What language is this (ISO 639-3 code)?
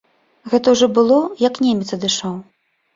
bel